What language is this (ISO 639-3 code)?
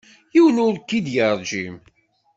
kab